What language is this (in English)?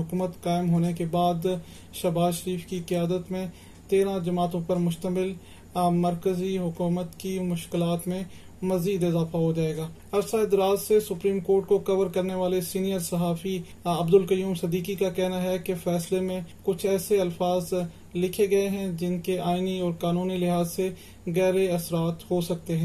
Urdu